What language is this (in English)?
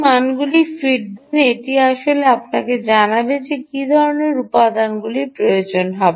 Bangla